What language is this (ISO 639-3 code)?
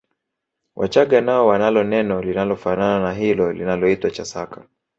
swa